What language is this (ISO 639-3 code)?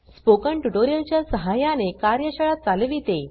mar